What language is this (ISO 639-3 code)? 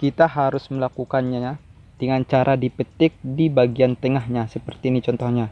ind